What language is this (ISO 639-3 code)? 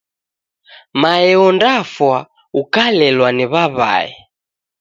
dav